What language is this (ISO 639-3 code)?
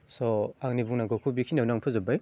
brx